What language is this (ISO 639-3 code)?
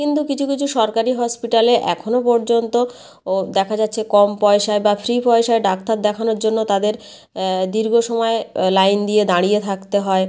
ben